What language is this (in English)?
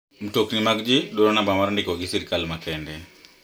Luo (Kenya and Tanzania)